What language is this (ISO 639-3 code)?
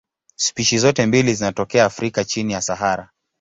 swa